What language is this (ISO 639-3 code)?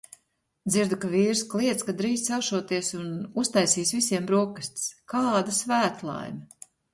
lav